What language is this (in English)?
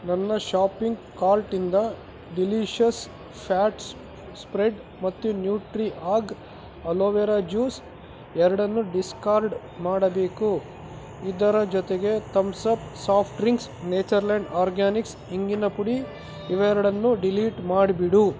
Kannada